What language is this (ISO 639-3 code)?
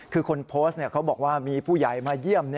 tha